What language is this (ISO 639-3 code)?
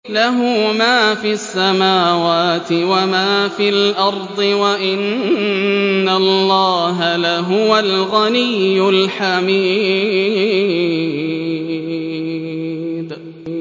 ara